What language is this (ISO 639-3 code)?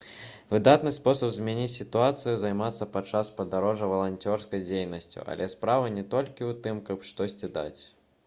bel